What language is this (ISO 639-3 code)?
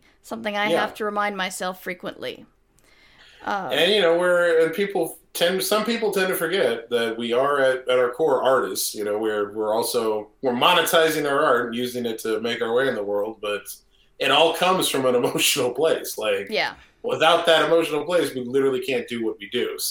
eng